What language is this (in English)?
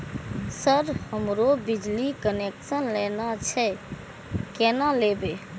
Maithili